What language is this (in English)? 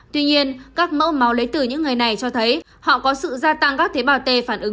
Vietnamese